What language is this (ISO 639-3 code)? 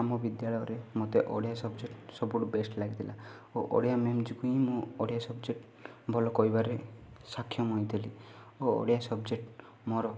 ori